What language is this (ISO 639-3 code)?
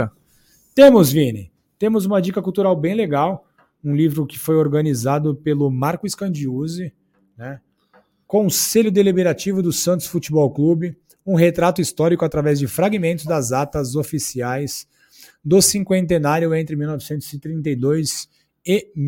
por